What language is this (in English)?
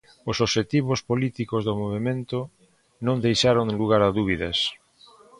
Galician